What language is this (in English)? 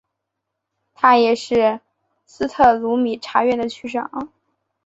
Chinese